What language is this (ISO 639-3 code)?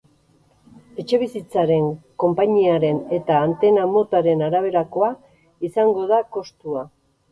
eus